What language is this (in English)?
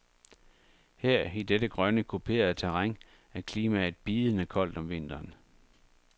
Danish